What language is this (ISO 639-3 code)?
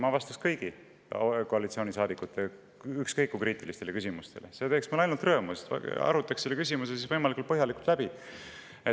est